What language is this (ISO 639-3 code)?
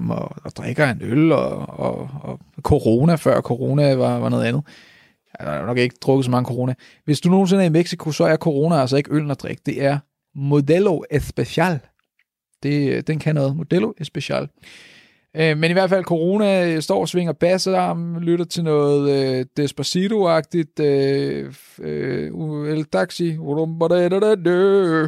dan